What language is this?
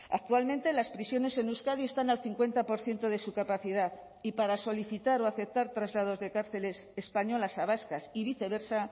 Spanish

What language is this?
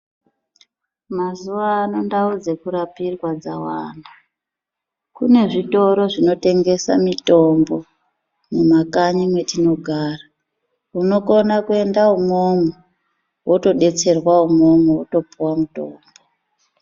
Ndau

